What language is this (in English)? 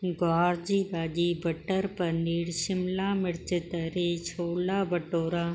Sindhi